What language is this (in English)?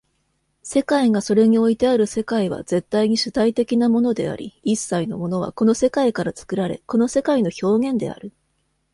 Japanese